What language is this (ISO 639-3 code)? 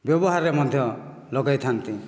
ori